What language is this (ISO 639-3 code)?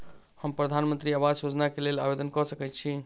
mai